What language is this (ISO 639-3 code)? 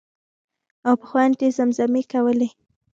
pus